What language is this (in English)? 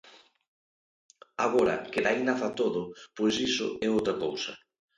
Galician